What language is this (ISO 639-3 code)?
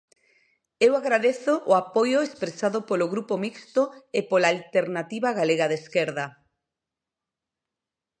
glg